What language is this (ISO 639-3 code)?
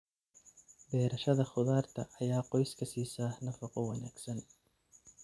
som